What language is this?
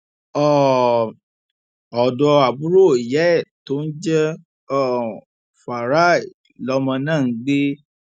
Yoruba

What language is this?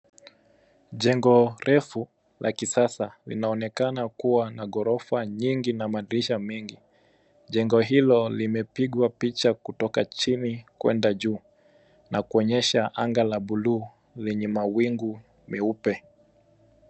Swahili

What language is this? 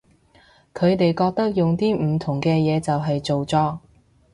Cantonese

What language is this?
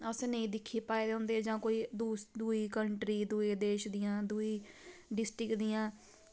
Dogri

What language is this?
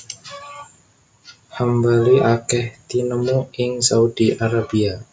Javanese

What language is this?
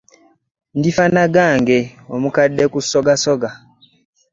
Ganda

